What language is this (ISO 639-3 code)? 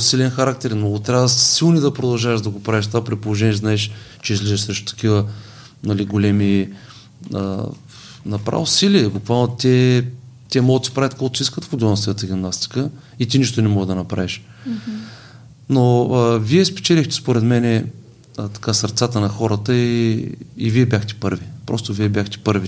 bul